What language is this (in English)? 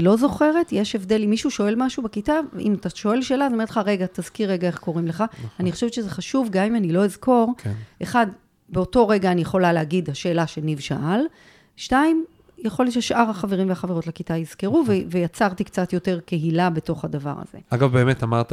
Hebrew